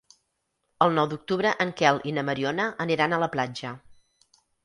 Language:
Catalan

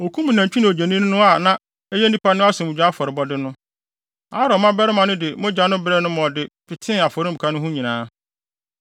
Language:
Akan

